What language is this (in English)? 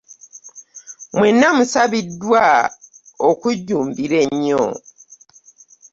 Ganda